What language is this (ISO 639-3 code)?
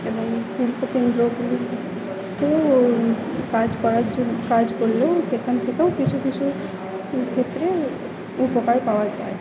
ben